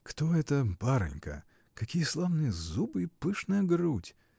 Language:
Russian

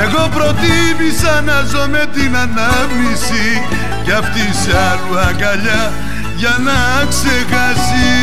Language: Greek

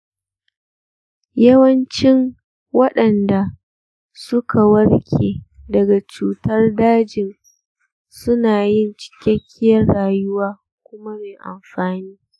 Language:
Hausa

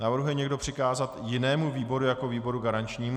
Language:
Czech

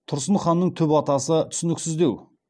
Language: Kazakh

